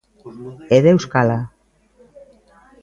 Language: Galician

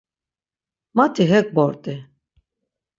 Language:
Laz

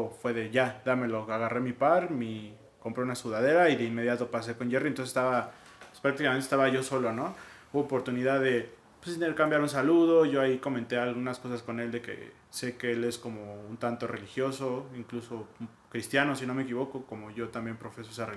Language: Spanish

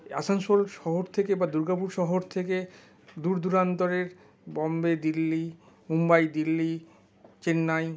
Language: Bangla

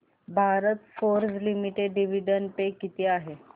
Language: Marathi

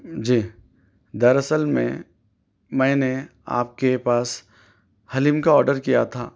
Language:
Urdu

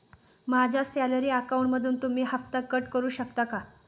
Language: Marathi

